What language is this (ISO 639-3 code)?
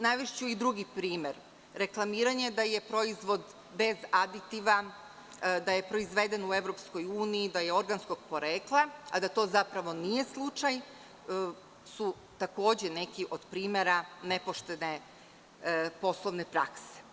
srp